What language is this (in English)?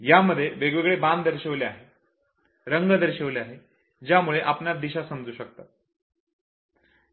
Marathi